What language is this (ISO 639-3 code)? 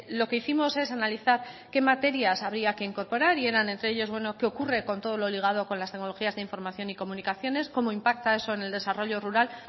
spa